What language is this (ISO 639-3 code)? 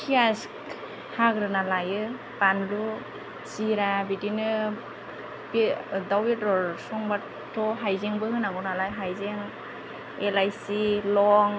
brx